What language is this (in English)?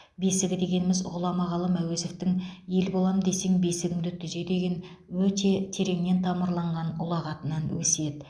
Kazakh